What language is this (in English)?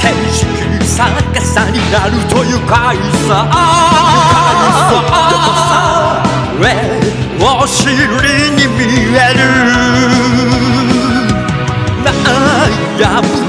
Korean